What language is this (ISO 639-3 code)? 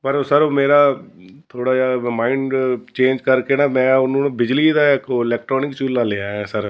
pan